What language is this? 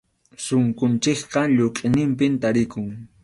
Arequipa-La Unión Quechua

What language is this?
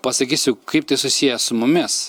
Lithuanian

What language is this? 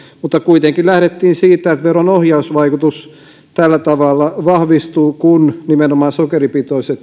Finnish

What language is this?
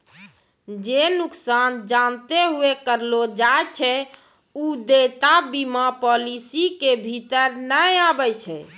Maithili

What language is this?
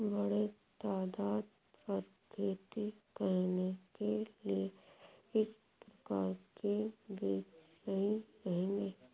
Hindi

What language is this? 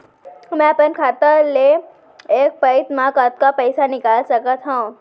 Chhattisgarhi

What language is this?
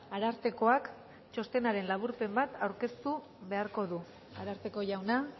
Basque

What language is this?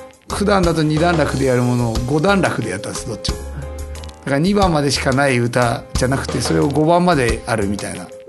Japanese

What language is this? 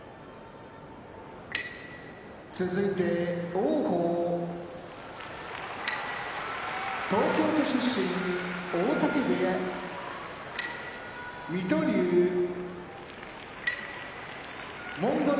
Japanese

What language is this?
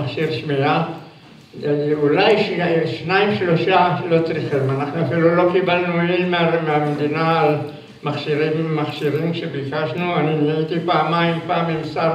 Hebrew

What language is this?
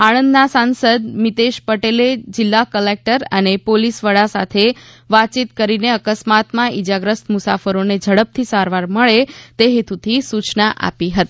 Gujarati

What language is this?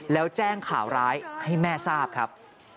Thai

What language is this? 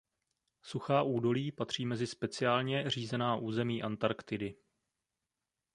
Czech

